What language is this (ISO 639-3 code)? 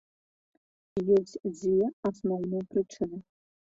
bel